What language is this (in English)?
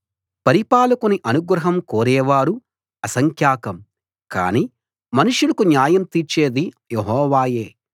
Telugu